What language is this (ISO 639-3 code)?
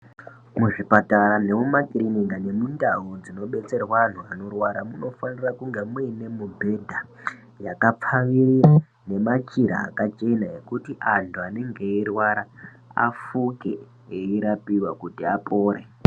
ndc